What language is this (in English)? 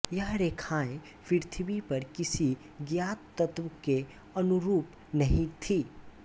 Hindi